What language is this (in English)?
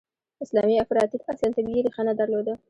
Pashto